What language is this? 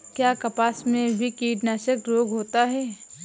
Hindi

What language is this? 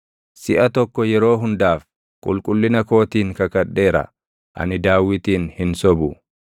Oromo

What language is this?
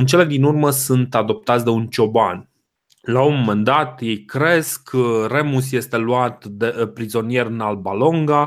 Romanian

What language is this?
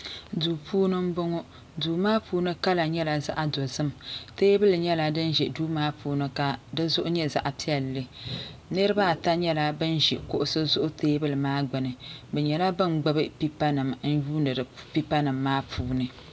Dagbani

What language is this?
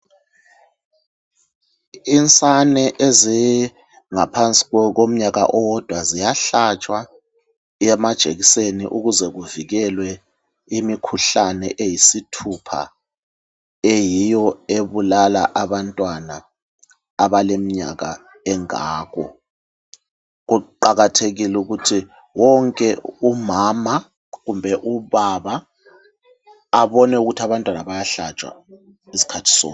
North Ndebele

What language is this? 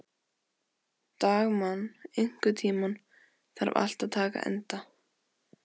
Icelandic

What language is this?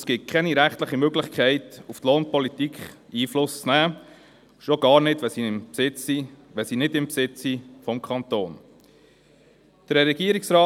Swiss German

